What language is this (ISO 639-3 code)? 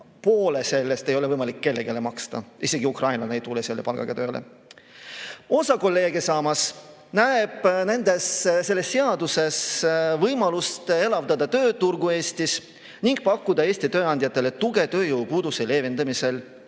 est